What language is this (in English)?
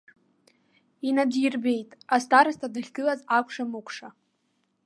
Abkhazian